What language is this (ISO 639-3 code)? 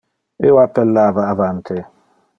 ina